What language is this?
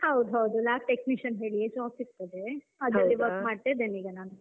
Kannada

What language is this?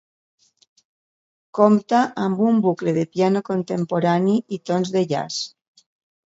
Catalan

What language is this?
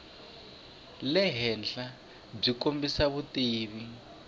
Tsonga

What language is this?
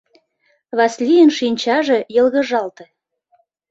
Mari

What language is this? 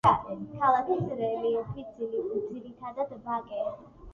Georgian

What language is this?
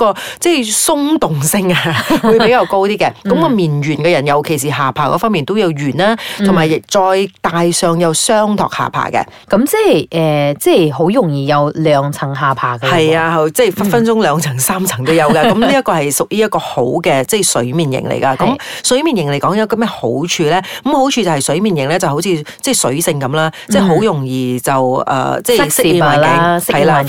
Chinese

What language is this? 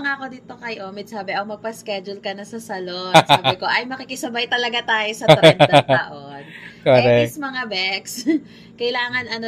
Filipino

